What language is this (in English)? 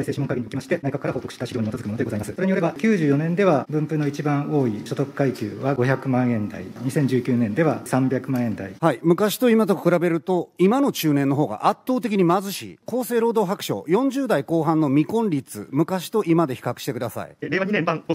Japanese